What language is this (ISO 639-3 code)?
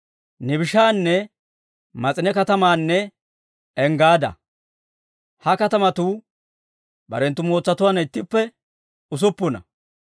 dwr